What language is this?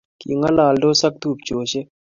Kalenjin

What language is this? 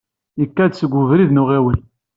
Kabyle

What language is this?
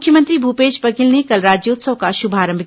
Hindi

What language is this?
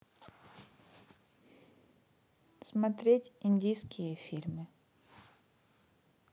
Russian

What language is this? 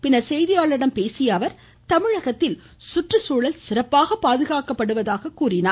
Tamil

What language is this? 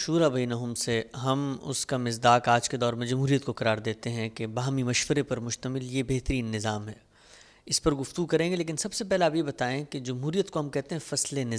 Urdu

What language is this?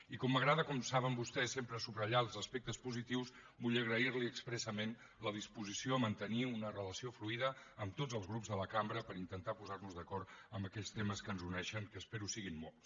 Catalan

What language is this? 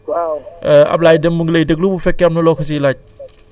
Wolof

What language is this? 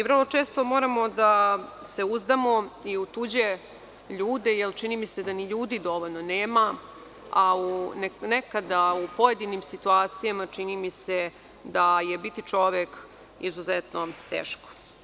Serbian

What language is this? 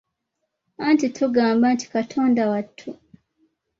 Ganda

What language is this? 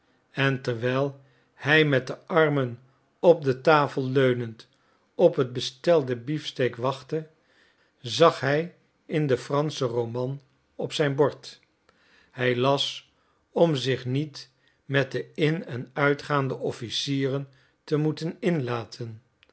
Dutch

